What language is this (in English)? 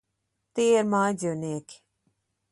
Latvian